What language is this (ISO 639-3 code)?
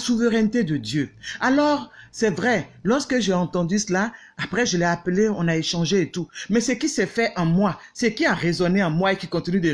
fra